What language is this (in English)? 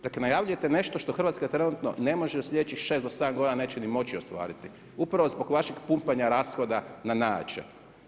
Croatian